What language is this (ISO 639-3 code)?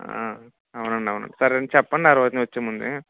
tel